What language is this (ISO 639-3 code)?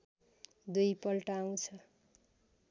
nep